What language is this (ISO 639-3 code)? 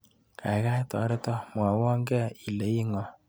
kln